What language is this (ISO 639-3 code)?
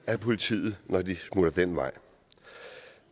dan